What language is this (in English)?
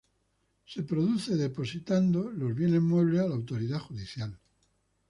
Spanish